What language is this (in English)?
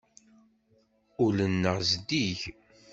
Kabyle